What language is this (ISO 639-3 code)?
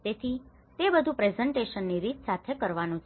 guj